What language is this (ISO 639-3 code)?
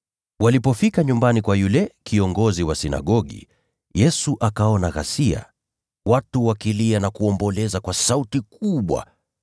swa